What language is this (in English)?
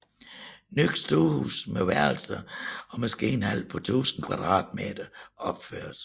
Danish